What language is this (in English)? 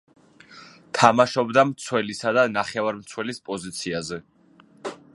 Georgian